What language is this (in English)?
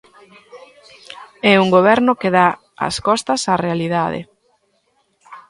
Galician